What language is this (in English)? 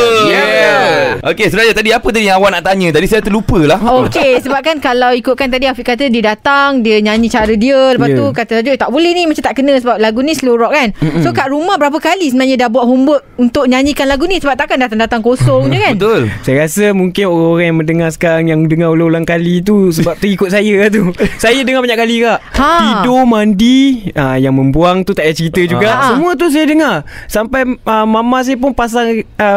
Malay